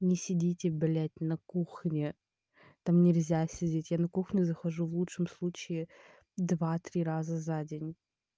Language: Russian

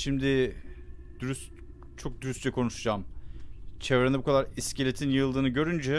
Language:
Turkish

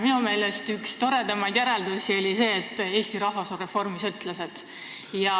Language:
Estonian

